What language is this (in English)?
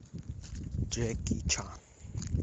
Russian